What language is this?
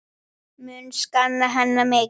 Icelandic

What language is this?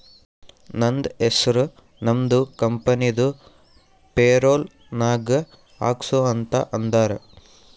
Kannada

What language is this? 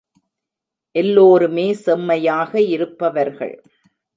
Tamil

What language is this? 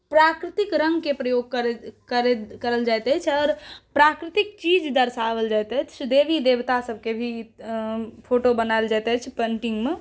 Maithili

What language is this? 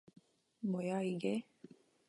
Korean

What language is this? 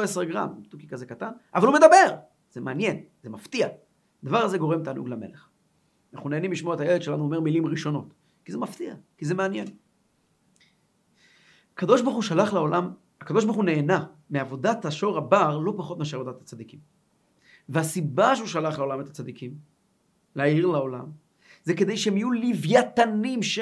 Hebrew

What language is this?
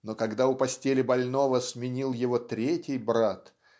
Russian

